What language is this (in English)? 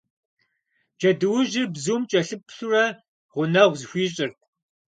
Kabardian